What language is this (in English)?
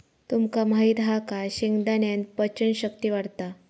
Marathi